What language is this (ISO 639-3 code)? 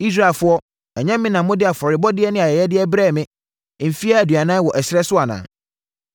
aka